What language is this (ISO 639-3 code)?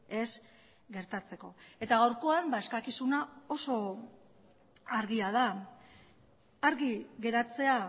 eus